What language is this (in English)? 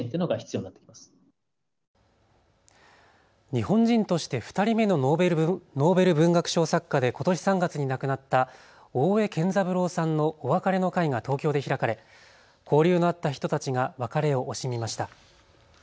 Japanese